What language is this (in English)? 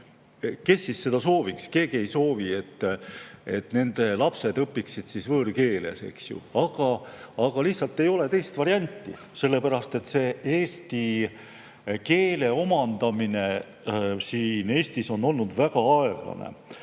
Estonian